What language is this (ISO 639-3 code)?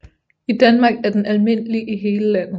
dan